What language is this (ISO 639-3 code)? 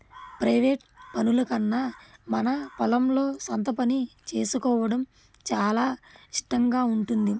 tel